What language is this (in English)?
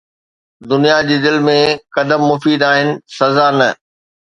Sindhi